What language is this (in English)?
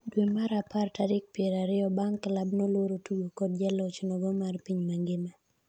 Luo (Kenya and Tanzania)